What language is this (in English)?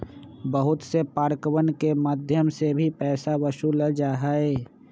Magahi